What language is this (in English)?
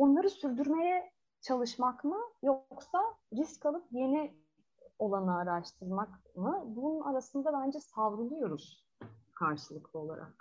Turkish